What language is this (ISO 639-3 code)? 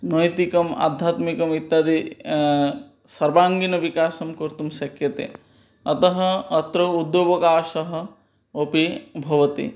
san